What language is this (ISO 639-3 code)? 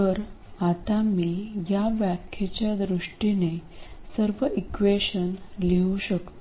mar